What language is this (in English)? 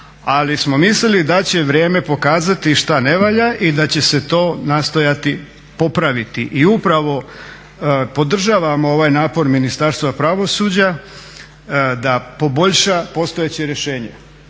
Croatian